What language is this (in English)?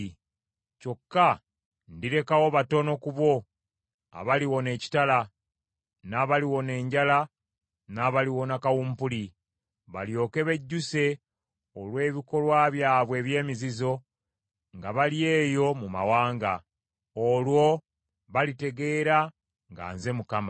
Ganda